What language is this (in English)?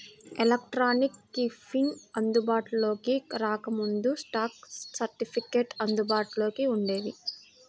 Telugu